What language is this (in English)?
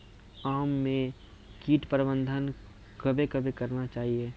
Maithili